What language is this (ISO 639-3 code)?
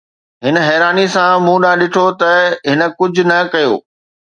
snd